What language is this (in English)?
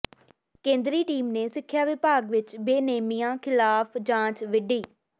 Punjabi